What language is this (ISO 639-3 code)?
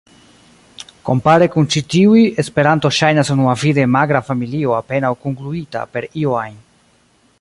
epo